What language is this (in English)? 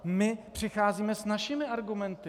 Czech